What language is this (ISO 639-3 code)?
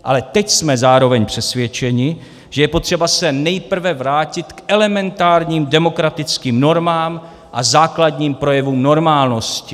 ces